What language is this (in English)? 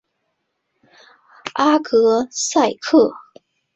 Chinese